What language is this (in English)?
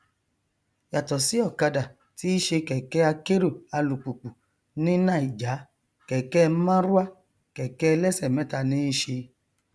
Yoruba